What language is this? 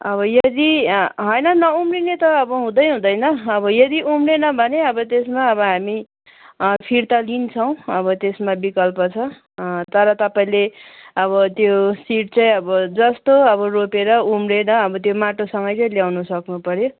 Nepali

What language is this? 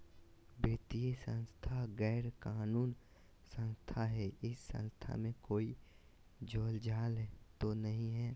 Magahi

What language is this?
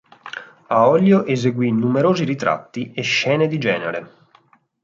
Italian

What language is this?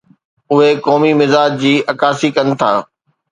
Sindhi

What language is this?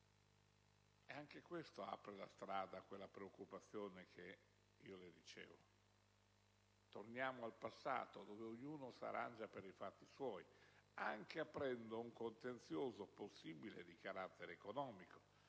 Italian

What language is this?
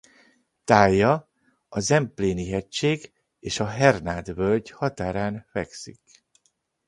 Hungarian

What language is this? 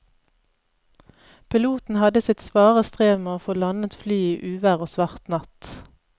Norwegian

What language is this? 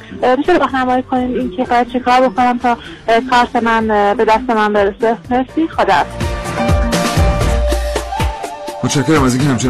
Persian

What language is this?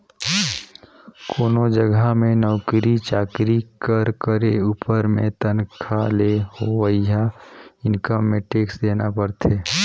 Chhattisgarhi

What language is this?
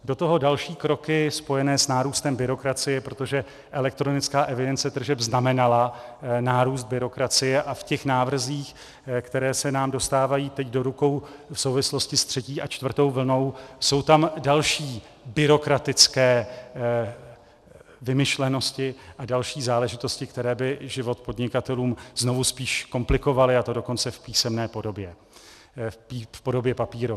Czech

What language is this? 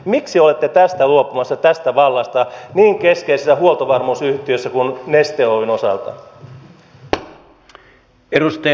Finnish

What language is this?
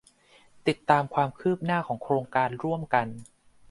Thai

